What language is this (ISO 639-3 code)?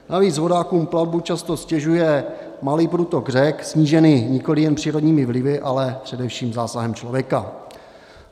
ces